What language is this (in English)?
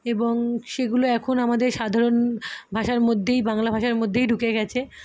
Bangla